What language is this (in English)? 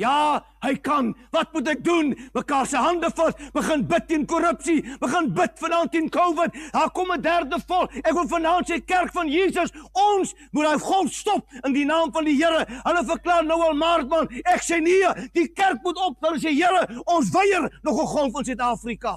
Dutch